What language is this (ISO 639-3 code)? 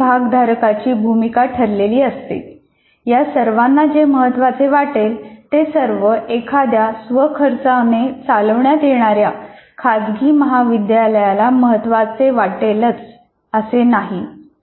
mar